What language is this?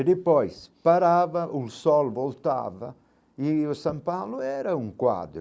Portuguese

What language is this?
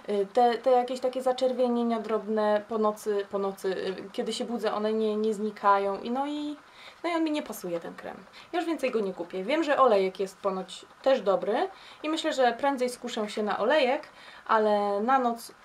Polish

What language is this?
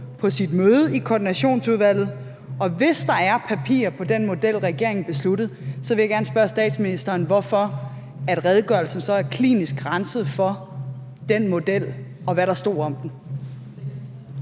Danish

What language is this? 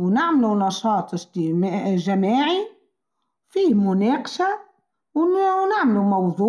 Tunisian Arabic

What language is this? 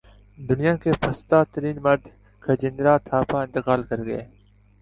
Urdu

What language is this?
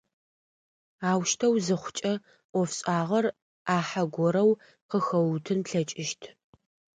Adyghe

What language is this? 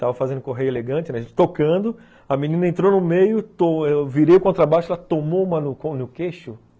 Portuguese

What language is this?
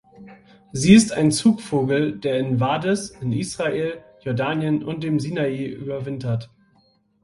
German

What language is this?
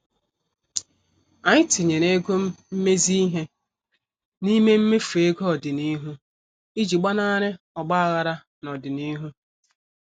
Igbo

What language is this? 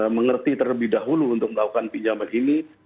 Indonesian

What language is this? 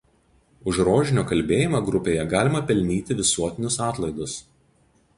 Lithuanian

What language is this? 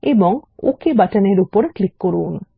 Bangla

